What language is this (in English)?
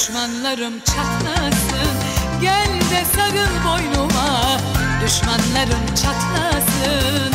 Turkish